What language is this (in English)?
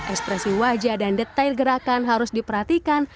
Indonesian